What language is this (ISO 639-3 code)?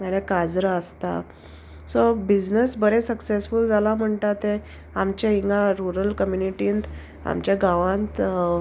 kok